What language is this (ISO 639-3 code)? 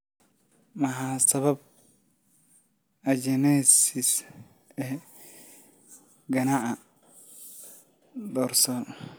som